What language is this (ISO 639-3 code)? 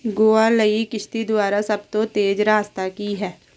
pan